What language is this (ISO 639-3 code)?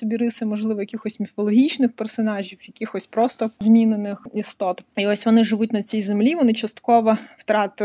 ukr